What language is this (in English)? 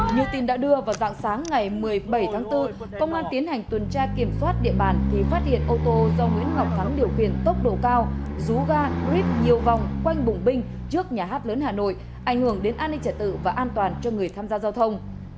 Vietnamese